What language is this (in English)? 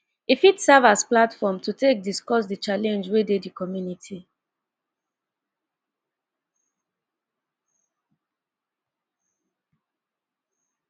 Nigerian Pidgin